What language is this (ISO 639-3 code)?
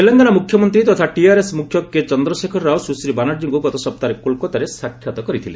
ori